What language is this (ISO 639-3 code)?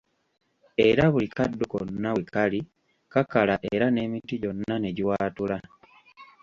lug